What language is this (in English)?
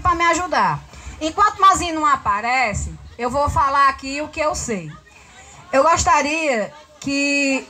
Portuguese